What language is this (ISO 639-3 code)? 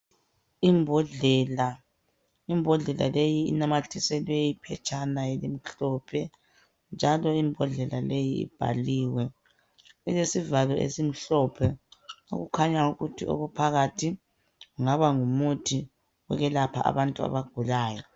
nde